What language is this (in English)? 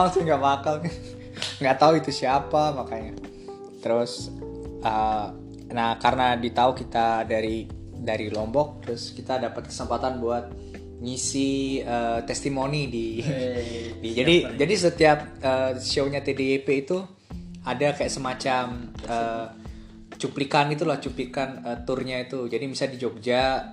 Indonesian